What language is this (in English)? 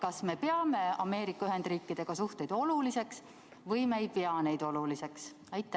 Estonian